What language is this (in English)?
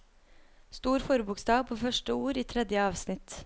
Norwegian